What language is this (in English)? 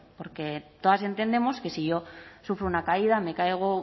Spanish